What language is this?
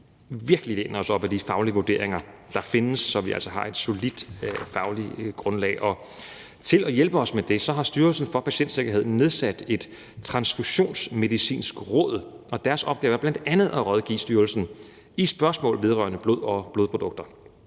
Danish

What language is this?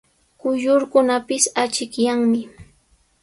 Sihuas Ancash Quechua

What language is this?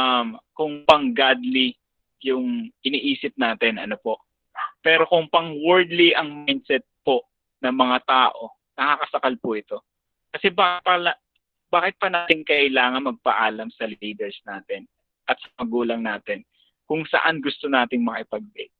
Filipino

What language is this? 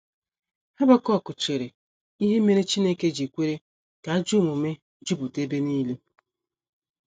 Igbo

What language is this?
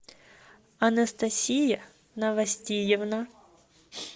Russian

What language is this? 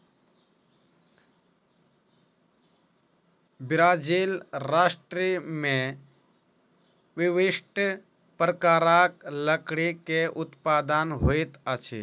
Maithili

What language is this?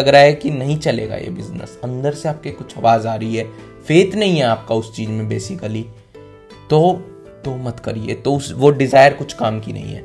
Hindi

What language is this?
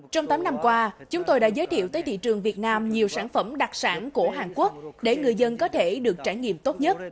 Vietnamese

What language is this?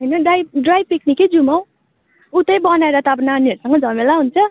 Nepali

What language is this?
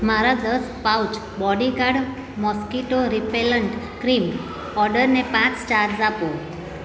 Gujarati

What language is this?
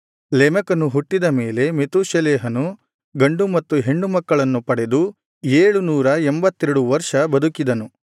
Kannada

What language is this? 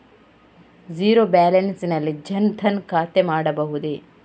Kannada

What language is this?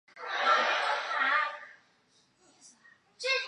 Chinese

